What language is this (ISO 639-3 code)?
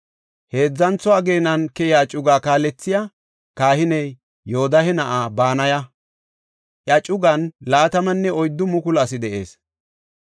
gof